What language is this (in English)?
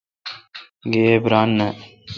Kalkoti